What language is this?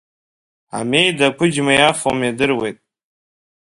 Abkhazian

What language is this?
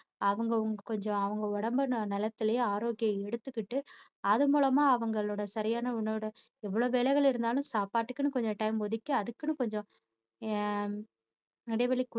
Tamil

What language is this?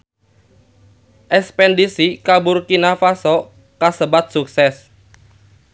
Sundanese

